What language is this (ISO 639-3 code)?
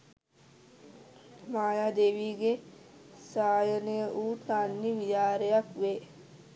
sin